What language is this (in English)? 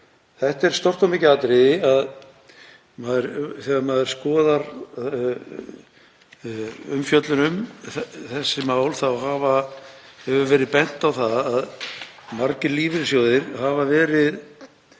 Icelandic